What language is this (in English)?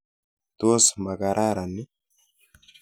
Kalenjin